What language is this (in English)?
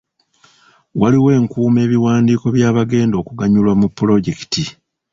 Ganda